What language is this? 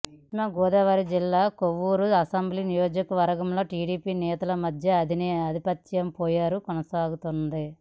Telugu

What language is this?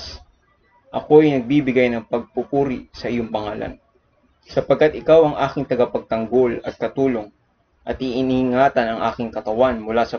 Filipino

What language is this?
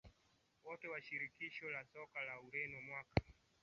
Swahili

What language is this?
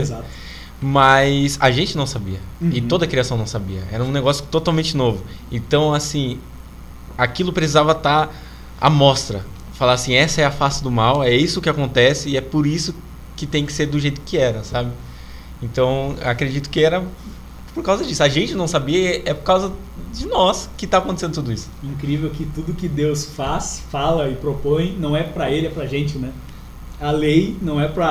Portuguese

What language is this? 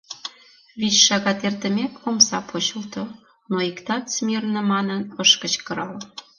Mari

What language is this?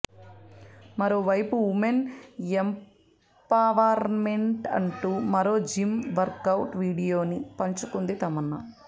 Telugu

